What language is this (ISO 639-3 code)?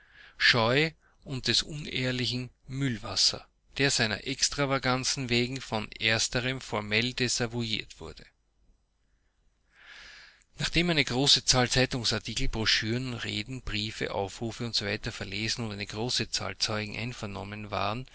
deu